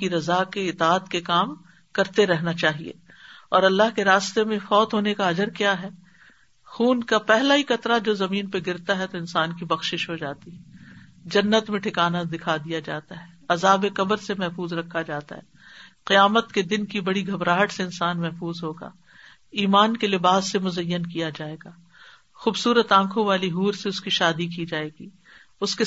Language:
Urdu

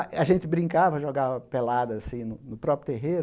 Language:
Portuguese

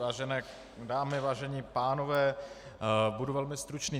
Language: Czech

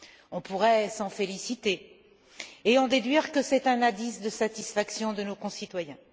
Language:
French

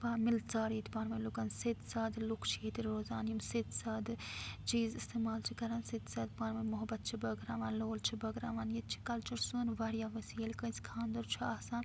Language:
Kashmiri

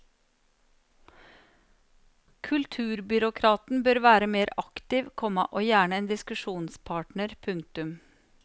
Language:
Norwegian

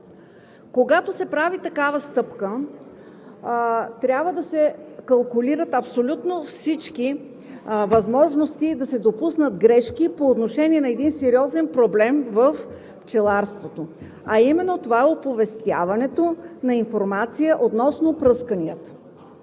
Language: Bulgarian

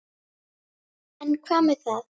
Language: Icelandic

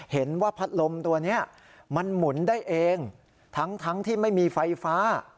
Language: Thai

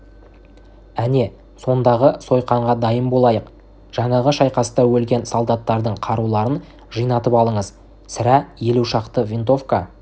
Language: Kazakh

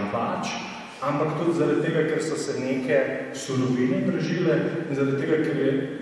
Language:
Ukrainian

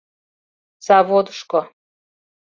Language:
Mari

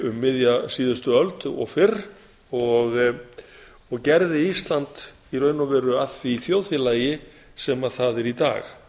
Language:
Icelandic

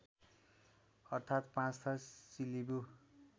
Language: Nepali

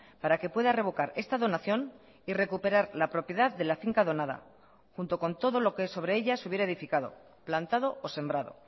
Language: Spanish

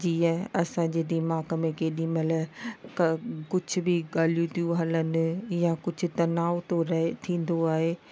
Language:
Sindhi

